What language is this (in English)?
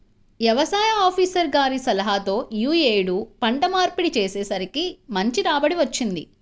Telugu